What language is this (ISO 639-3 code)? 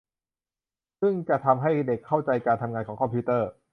tha